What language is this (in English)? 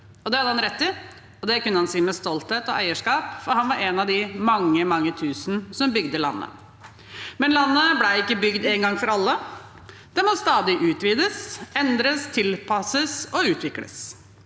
Norwegian